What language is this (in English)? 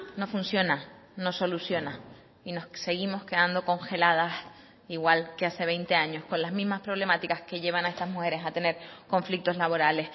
Spanish